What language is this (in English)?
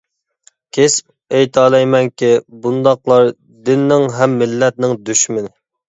Uyghur